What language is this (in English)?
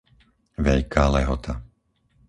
Slovak